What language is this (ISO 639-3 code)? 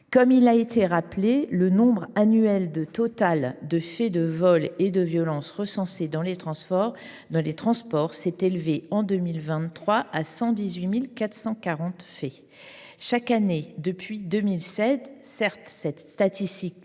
fra